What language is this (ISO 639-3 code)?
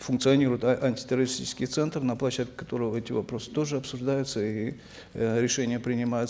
kaz